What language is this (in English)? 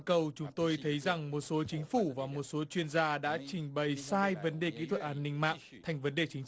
Vietnamese